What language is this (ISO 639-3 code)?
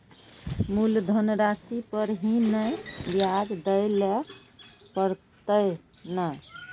mai